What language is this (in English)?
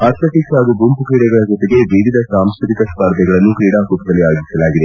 Kannada